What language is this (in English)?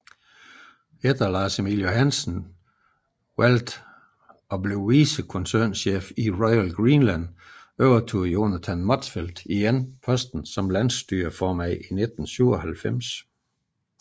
Danish